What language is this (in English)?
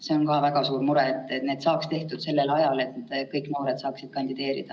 Estonian